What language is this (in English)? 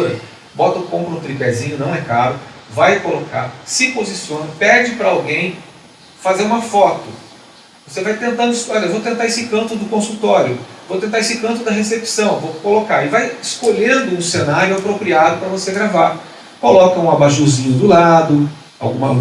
Portuguese